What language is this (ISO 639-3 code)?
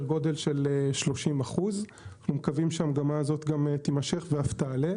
heb